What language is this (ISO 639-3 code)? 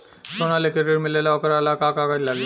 bho